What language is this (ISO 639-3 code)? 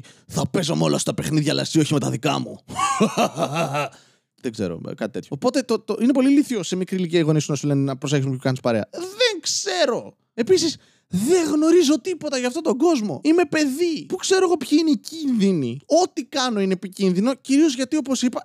ell